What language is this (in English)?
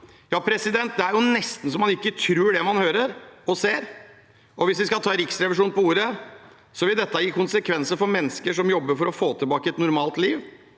Norwegian